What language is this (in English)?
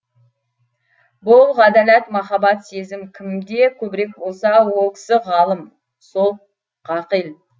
Kazakh